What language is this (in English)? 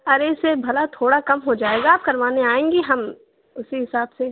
Urdu